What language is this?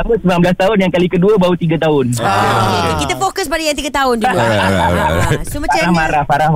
Malay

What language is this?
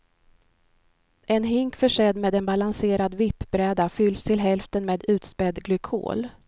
Swedish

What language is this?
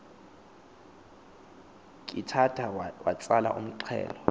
Xhosa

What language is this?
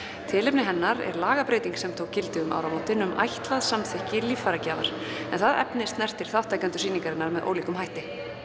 Icelandic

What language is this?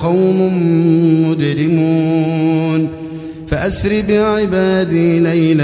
Arabic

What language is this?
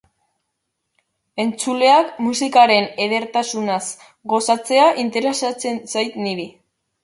Basque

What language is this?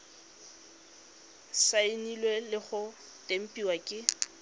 Tswana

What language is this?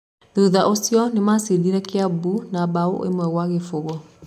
Kikuyu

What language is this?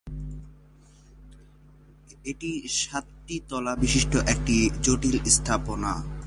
Bangla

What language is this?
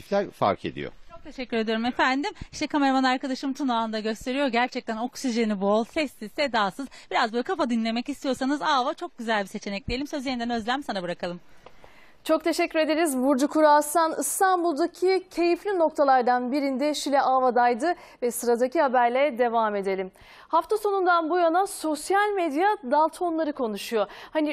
Turkish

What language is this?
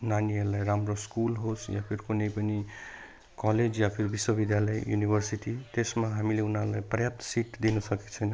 Nepali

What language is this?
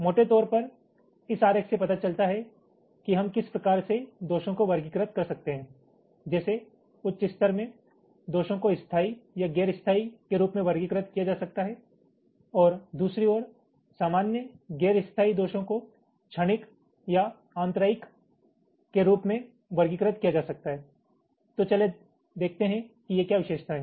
Hindi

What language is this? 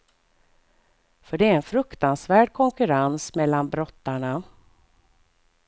Swedish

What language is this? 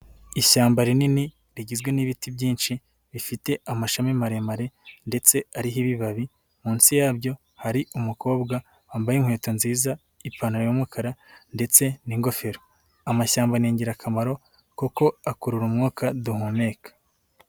Kinyarwanda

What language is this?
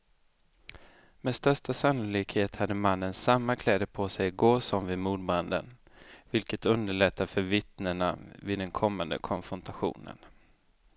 Swedish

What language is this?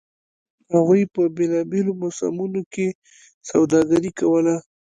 Pashto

